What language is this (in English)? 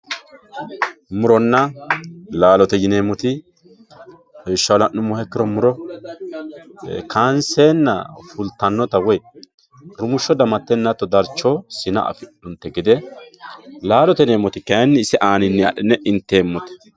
Sidamo